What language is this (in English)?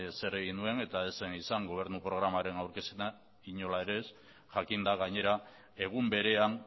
Basque